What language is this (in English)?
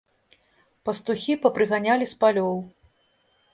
Belarusian